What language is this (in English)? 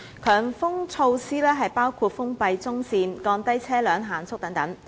Cantonese